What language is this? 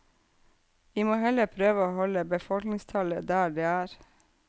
Norwegian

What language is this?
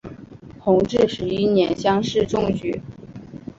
Chinese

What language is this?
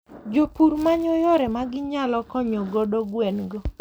Luo (Kenya and Tanzania)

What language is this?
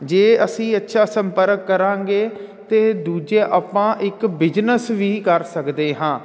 Punjabi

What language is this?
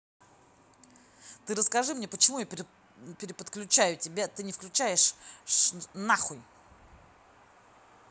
Russian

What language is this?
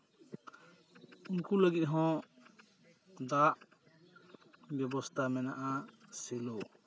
Santali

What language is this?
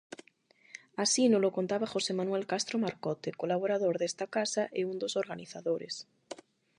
Galician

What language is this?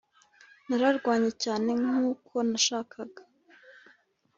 Kinyarwanda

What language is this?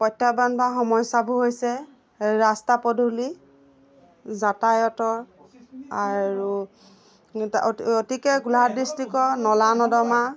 Assamese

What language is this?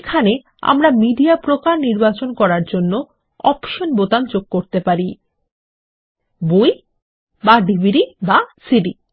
Bangla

